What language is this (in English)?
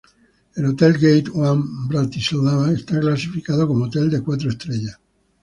Spanish